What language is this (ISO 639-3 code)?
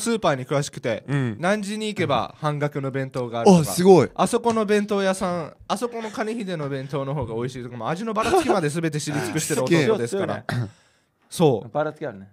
jpn